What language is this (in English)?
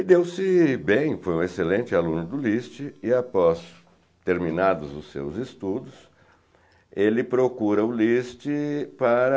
Portuguese